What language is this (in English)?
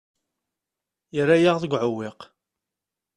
Kabyle